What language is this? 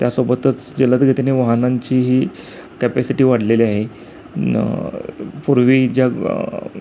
Marathi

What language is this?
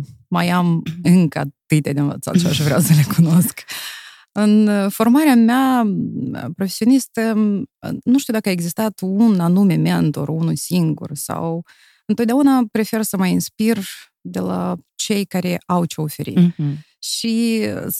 Romanian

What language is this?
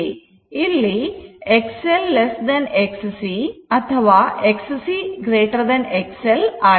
Kannada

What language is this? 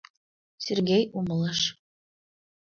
Mari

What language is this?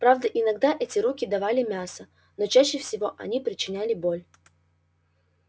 Russian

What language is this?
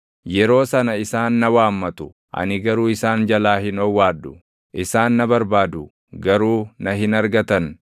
Oromo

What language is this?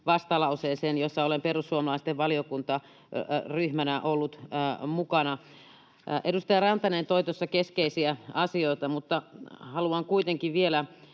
Finnish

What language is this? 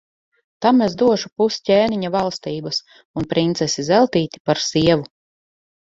Latvian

